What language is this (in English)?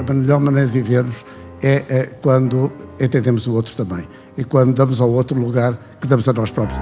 Portuguese